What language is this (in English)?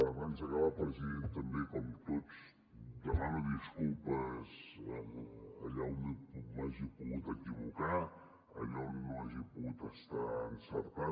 Catalan